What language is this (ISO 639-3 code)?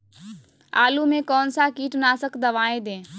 mag